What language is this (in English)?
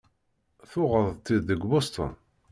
Kabyle